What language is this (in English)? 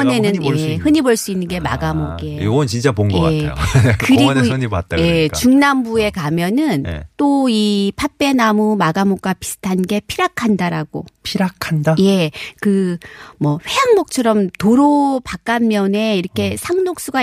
Korean